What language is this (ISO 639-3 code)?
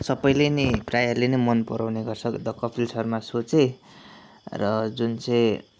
nep